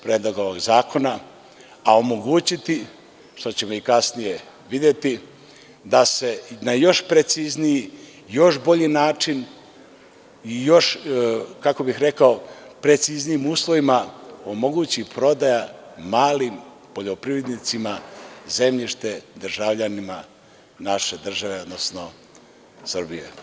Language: Serbian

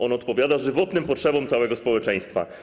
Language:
Polish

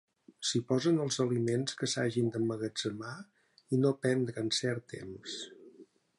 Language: Catalan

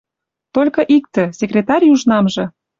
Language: Western Mari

